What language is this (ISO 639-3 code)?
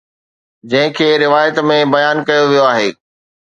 snd